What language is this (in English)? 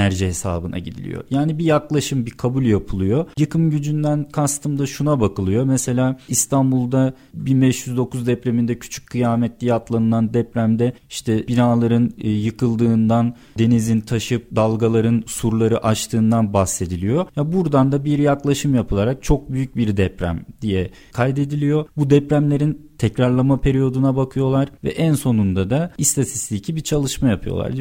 Turkish